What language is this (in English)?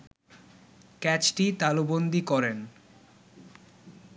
Bangla